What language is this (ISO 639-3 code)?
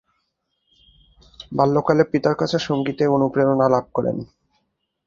ben